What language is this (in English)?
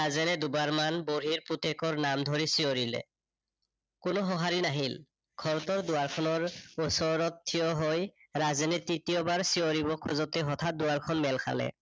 Assamese